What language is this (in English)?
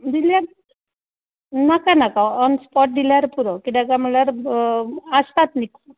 Konkani